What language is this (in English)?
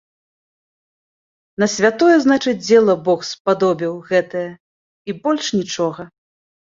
Belarusian